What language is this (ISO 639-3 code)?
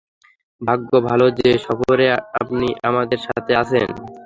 ben